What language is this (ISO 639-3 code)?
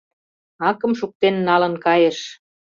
chm